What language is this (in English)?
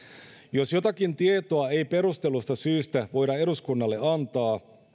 Finnish